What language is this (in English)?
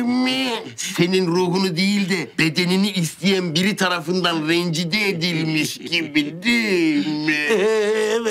Turkish